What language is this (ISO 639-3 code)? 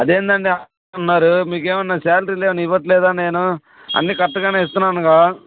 tel